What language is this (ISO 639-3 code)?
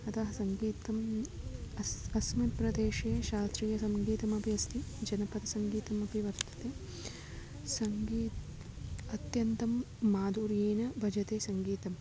san